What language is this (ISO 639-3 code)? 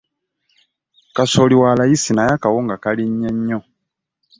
lug